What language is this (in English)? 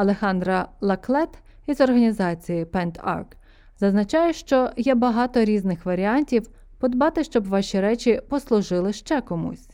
Ukrainian